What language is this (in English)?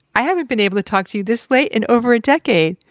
English